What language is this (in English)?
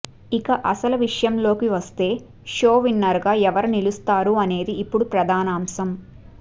Telugu